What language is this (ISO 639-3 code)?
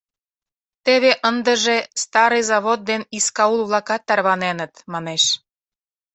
chm